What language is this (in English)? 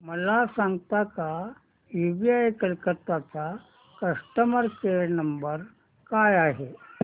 Marathi